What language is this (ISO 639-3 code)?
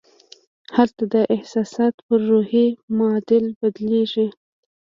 pus